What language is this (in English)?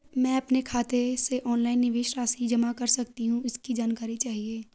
Hindi